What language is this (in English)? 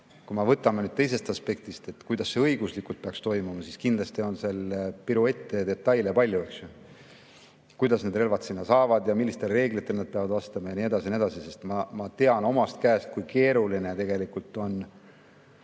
Estonian